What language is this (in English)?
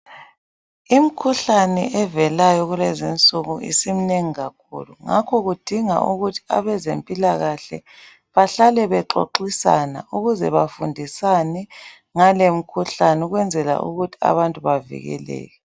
North Ndebele